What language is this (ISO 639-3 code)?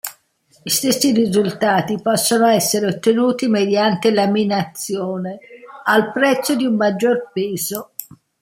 ita